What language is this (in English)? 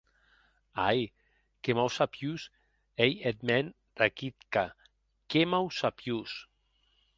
Occitan